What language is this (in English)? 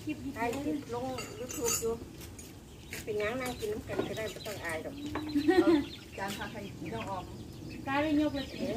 Thai